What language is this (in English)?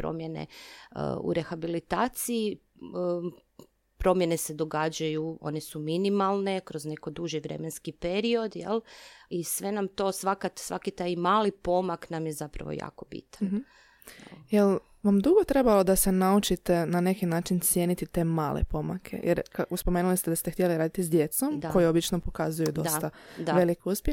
Croatian